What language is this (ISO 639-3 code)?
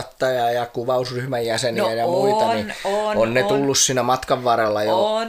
fin